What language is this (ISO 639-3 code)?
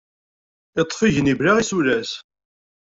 kab